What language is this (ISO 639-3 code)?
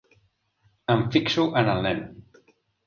cat